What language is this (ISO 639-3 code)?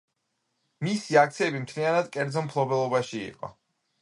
kat